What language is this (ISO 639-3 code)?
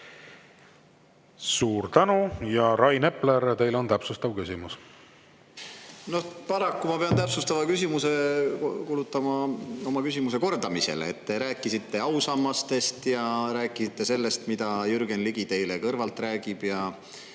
est